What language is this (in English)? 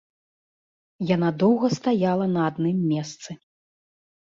Belarusian